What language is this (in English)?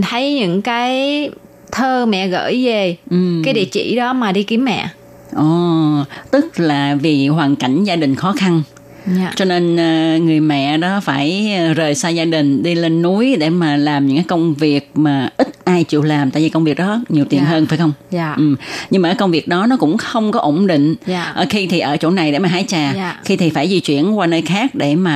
Vietnamese